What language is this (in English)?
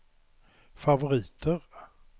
Swedish